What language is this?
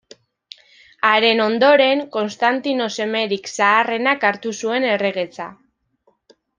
Basque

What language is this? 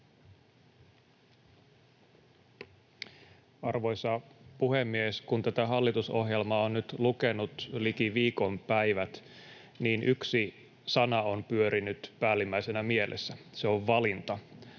Finnish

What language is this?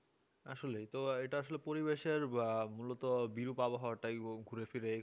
Bangla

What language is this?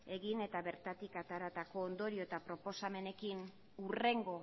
Basque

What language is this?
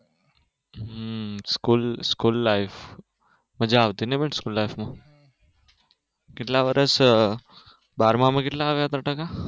Gujarati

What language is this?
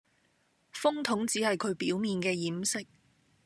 Cantonese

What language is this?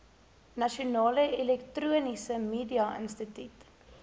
Afrikaans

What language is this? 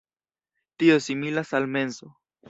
Esperanto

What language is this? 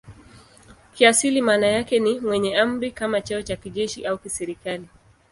Swahili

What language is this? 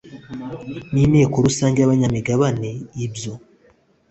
Kinyarwanda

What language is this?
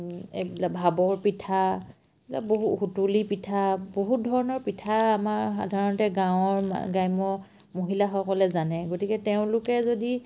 Assamese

